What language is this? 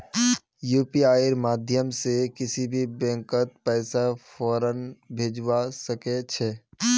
Magahi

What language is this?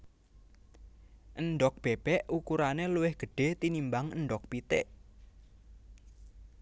Javanese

